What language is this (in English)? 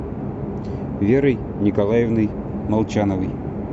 Russian